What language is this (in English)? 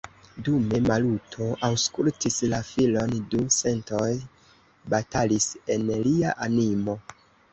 Esperanto